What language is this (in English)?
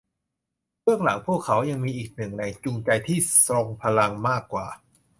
Thai